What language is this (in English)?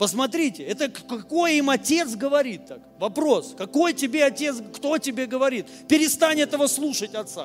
Russian